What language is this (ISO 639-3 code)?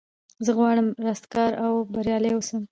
pus